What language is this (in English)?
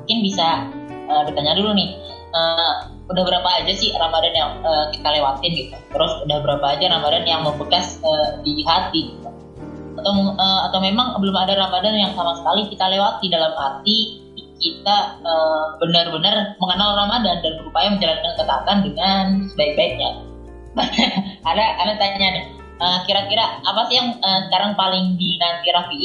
Indonesian